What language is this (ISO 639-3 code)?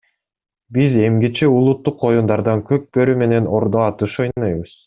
kir